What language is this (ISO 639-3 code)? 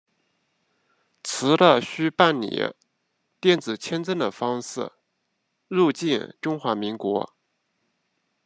zho